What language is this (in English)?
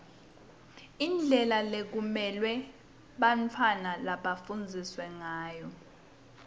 Swati